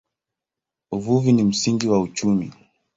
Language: Swahili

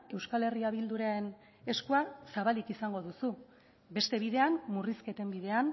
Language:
Basque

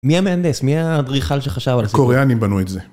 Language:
Hebrew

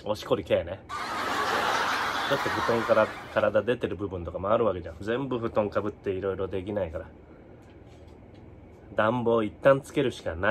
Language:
Japanese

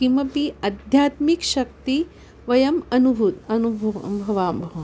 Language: Sanskrit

